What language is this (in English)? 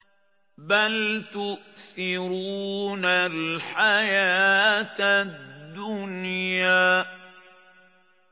Arabic